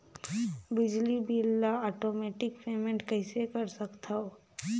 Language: Chhattisgarhi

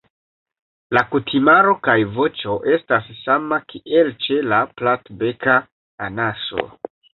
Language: Esperanto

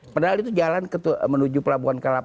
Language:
Indonesian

